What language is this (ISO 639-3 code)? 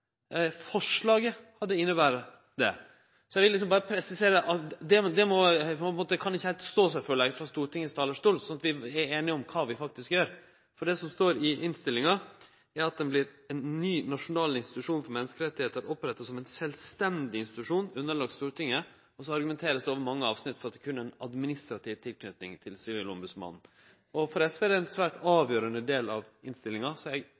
nno